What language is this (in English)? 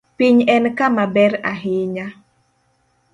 Luo (Kenya and Tanzania)